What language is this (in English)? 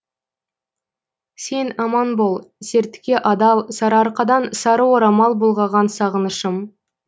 Kazakh